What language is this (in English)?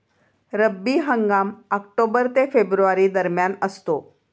Marathi